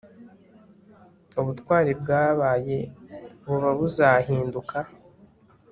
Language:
Kinyarwanda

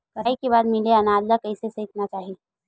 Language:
Chhattisgarhi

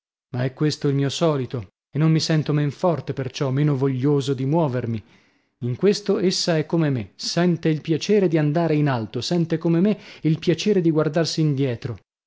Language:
Italian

